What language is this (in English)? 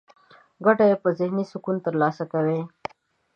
Pashto